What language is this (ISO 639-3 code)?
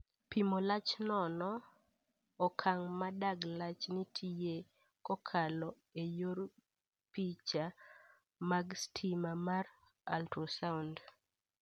luo